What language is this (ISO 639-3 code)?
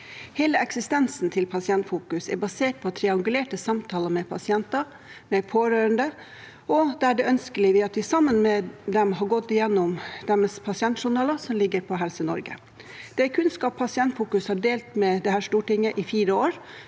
nor